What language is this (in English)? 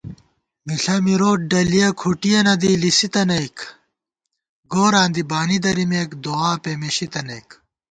Gawar-Bati